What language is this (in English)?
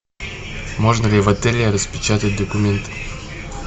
Russian